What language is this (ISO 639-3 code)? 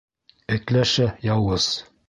bak